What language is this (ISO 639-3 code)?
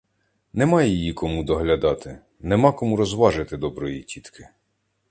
ukr